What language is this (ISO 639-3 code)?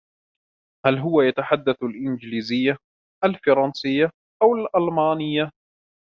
ara